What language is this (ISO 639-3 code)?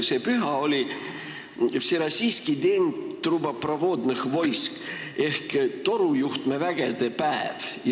est